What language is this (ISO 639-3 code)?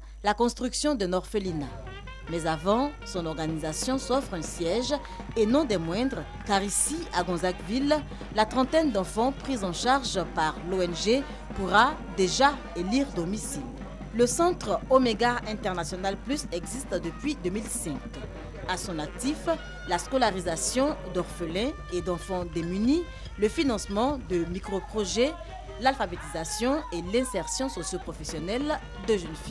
fra